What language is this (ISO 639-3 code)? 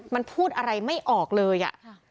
tha